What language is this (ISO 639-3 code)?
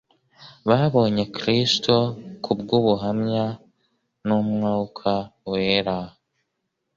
kin